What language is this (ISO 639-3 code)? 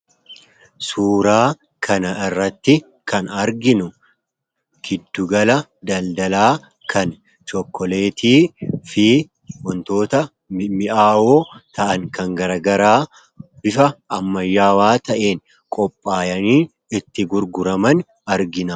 orm